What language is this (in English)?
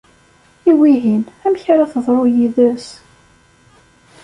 Kabyle